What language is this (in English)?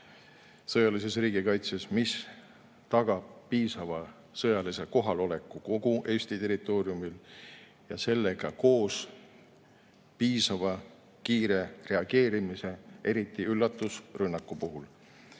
Estonian